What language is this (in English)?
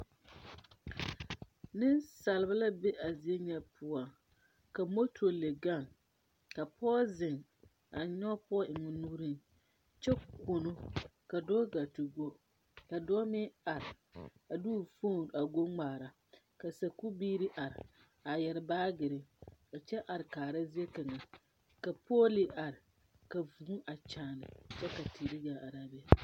Southern Dagaare